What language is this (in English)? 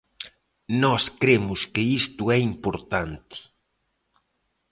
Galician